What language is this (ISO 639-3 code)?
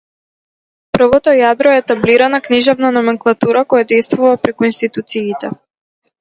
mkd